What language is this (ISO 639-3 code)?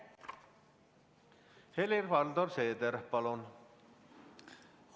est